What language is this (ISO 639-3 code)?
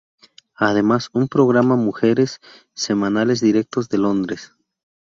spa